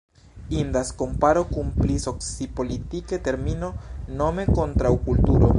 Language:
Esperanto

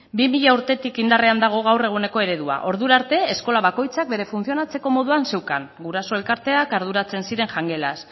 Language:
Basque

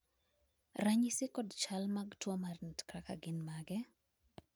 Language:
Luo (Kenya and Tanzania)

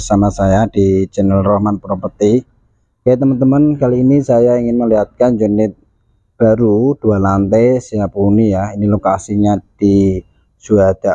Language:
Indonesian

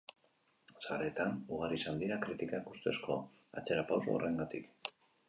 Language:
Basque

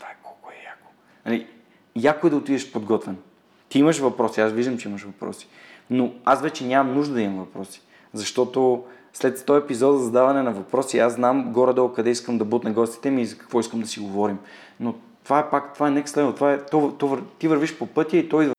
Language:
Bulgarian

